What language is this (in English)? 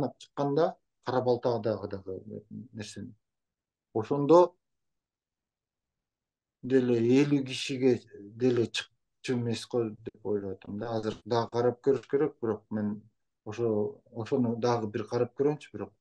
Turkish